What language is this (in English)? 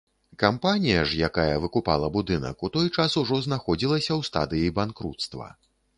Belarusian